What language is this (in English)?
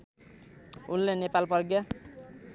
Nepali